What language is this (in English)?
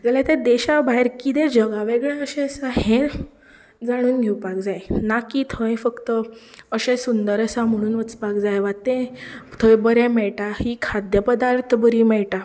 Konkani